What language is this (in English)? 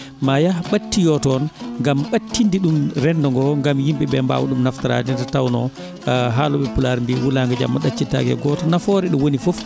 Fula